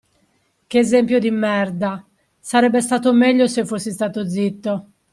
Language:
Italian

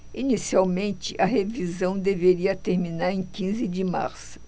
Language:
Portuguese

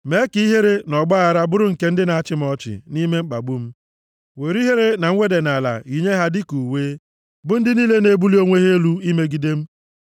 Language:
Igbo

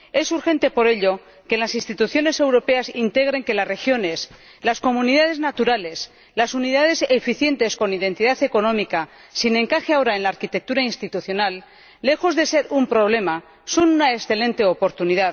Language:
Spanish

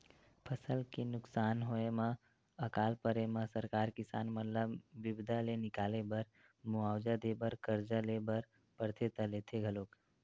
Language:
Chhattisgarhi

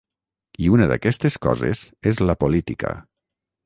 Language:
Catalan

